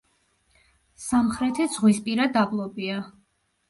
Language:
Georgian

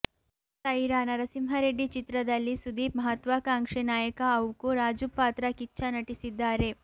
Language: Kannada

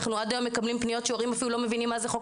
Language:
Hebrew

